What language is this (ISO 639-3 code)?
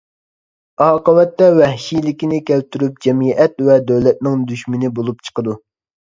uig